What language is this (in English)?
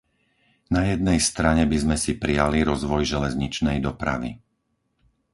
Slovak